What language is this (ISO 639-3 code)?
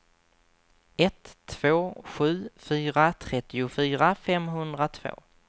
swe